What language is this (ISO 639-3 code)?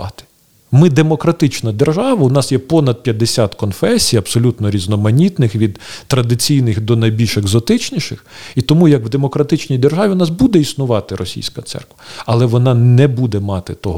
ukr